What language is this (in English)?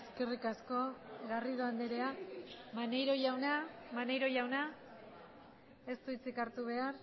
Basque